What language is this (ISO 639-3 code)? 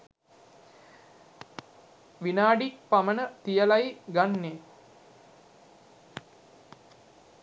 sin